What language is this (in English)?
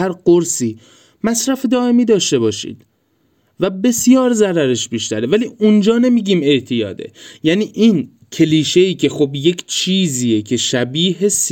Persian